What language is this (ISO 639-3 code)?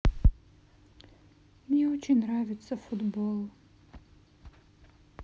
rus